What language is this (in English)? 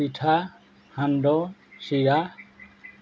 Assamese